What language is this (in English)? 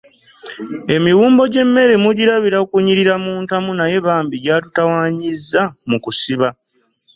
Ganda